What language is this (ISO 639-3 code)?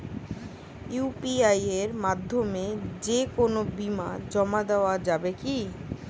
ben